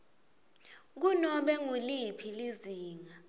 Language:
Swati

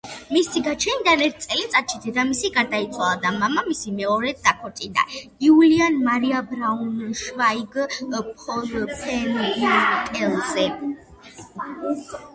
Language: Georgian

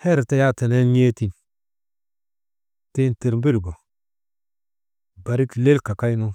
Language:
Maba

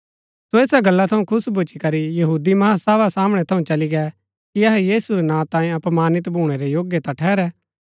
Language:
Gaddi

